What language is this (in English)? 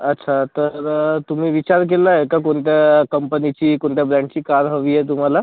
Marathi